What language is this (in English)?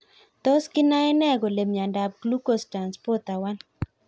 Kalenjin